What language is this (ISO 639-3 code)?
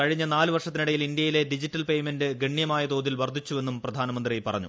mal